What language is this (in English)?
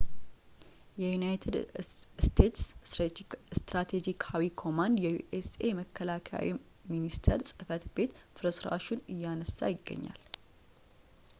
Amharic